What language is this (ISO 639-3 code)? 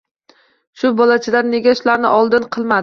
uzb